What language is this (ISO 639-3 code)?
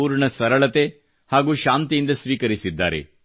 kan